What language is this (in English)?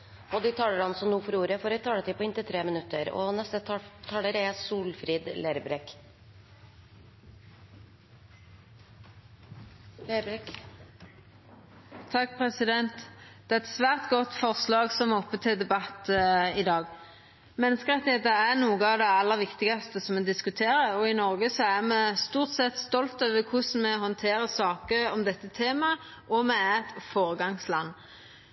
Norwegian